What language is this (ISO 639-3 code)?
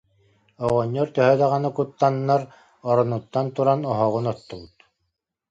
sah